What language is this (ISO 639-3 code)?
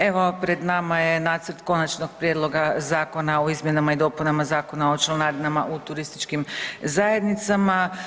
hrv